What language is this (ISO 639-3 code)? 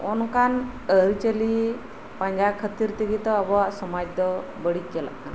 sat